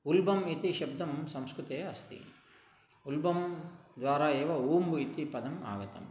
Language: Sanskrit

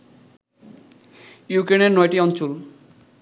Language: Bangla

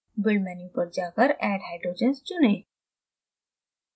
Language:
Hindi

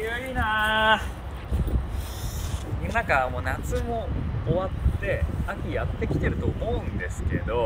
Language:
Japanese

